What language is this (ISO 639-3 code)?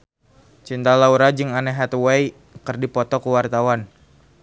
sun